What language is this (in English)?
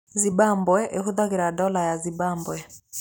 Kikuyu